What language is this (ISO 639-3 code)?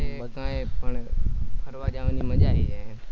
guj